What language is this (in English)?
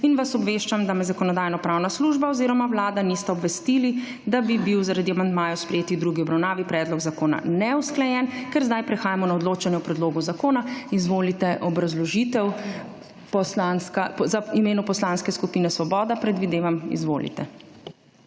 Slovenian